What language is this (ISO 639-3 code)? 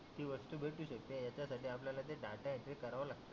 mar